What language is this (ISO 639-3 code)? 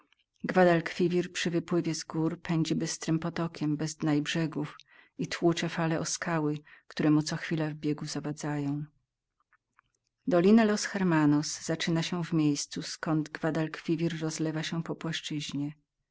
pol